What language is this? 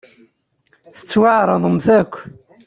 Kabyle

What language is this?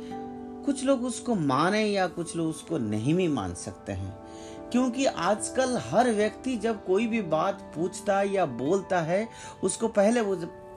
Hindi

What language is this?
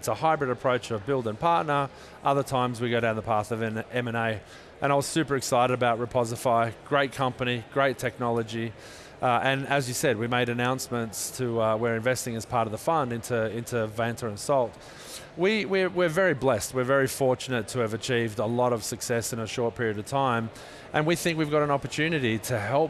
English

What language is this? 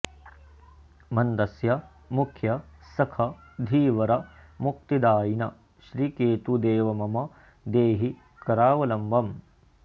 Sanskrit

